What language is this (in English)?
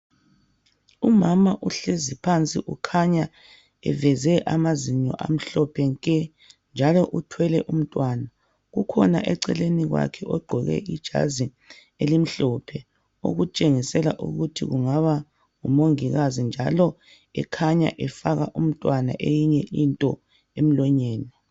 North Ndebele